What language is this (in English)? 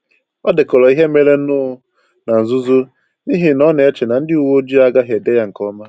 Igbo